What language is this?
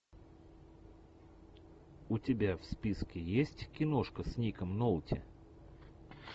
Russian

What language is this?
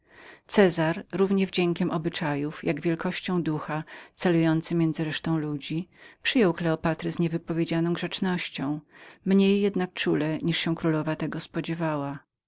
Polish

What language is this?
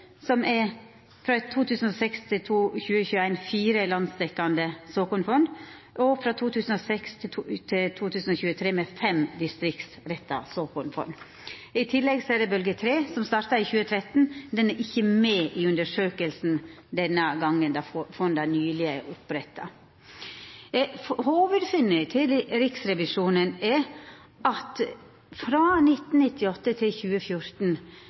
Norwegian Nynorsk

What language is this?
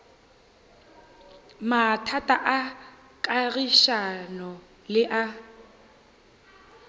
Northern Sotho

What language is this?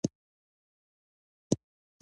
Pashto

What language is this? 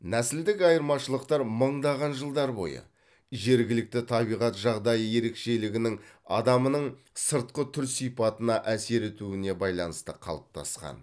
Kazakh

